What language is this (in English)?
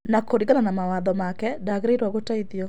Kikuyu